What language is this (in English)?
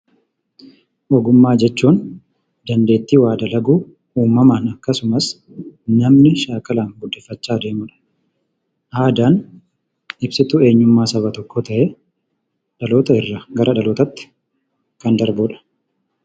Oromo